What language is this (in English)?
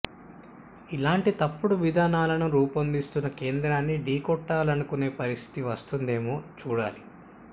Telugu